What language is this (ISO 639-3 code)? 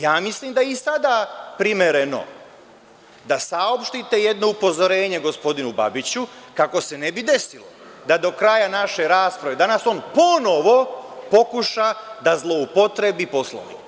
srp